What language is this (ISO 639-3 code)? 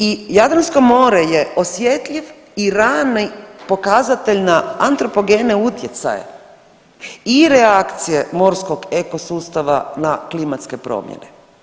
hrv